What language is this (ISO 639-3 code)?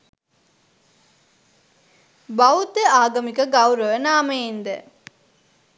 sin